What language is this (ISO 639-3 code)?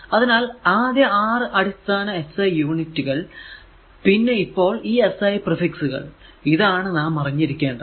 mal